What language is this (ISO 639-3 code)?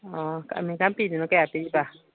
mni